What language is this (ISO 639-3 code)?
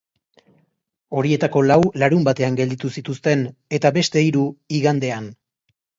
eus